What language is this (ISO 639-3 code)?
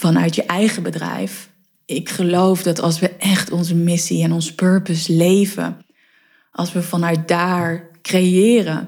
nld